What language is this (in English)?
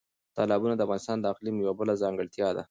Pashto